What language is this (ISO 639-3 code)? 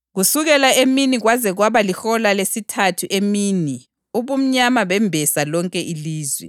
nde